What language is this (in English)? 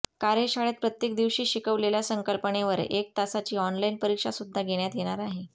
Marathi